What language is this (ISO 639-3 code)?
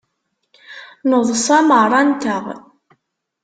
kab